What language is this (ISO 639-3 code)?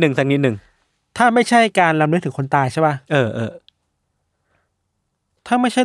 tha